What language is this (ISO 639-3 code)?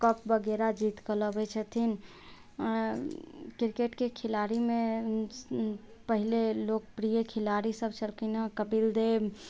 mai